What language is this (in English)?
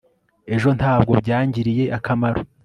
Kinyarwanda